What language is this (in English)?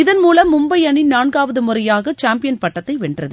Tamil